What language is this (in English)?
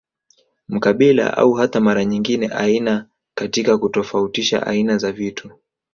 Swahili